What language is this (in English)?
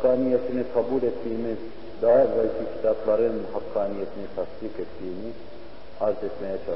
Turkish